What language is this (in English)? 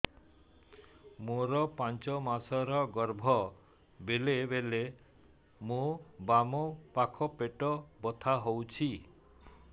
Odia